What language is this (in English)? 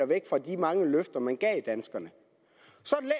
Danish